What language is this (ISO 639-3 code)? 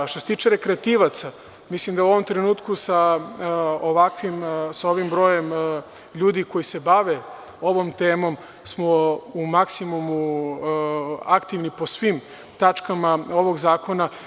srp